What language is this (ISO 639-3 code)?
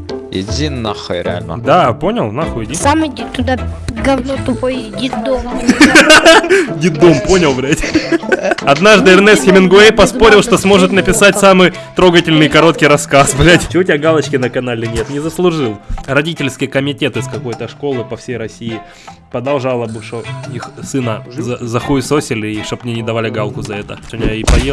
rus